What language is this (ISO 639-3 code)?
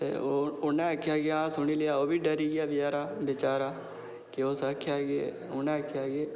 doi